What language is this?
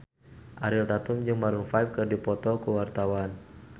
Sundanese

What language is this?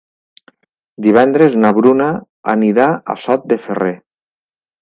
Catalan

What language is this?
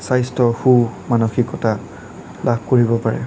Assamese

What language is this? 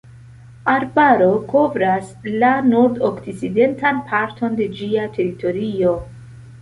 Esperanto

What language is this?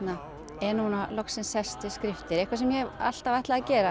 Icelandic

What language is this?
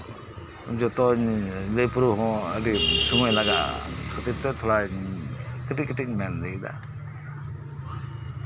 Santali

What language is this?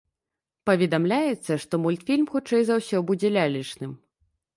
Belarusian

